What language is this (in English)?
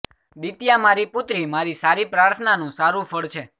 Gujarati